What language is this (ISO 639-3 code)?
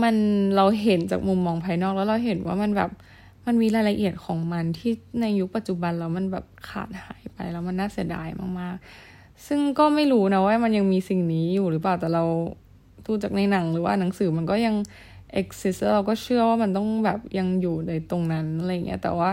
tha